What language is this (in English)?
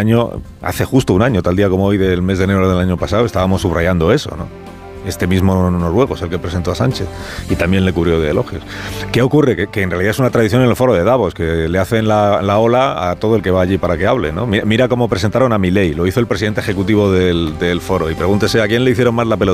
Spanish